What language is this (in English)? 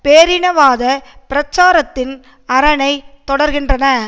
Tamil